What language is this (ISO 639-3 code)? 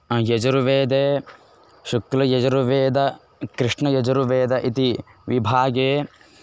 san